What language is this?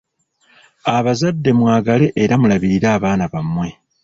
Ganda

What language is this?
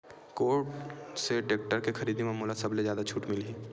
Chhattisgarhi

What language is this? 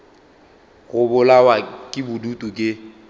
Northern Sotho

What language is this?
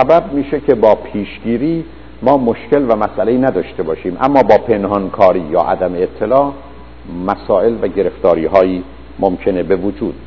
Persian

